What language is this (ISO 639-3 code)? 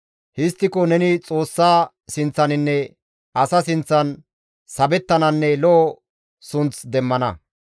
gmv